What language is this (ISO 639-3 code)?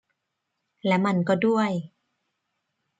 tha